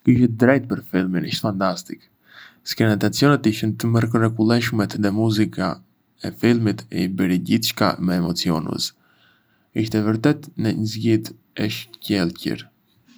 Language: Arbëreshë Albanian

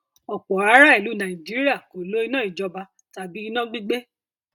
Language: Yoruba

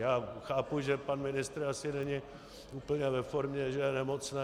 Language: Czech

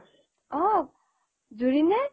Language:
Assamese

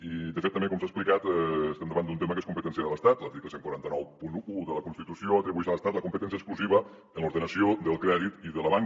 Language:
Catalan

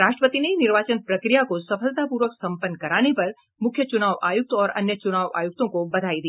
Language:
Hindi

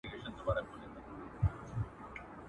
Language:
Pashto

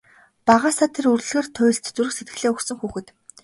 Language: Mongolian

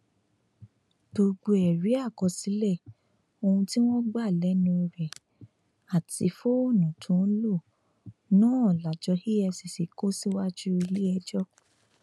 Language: Yoruba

